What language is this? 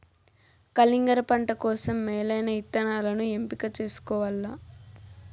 Telugu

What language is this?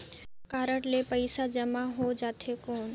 Chhattisgarhi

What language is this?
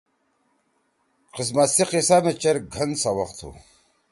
Torwali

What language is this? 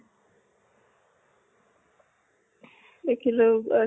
Assamese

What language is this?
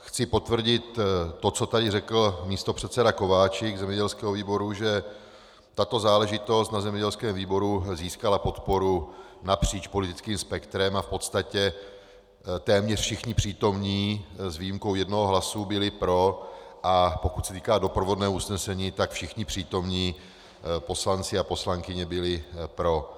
Czech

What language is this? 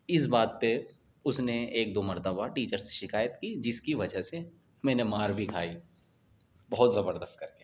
Urdu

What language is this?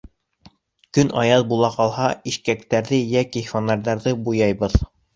Bashkir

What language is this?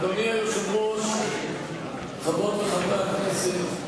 Hebrew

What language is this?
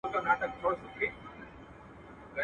Pashto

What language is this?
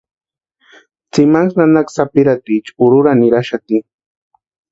Western Highland Purepecha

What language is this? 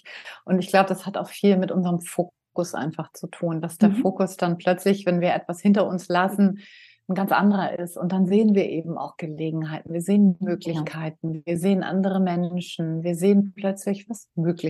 German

